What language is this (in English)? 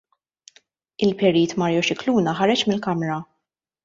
Maltese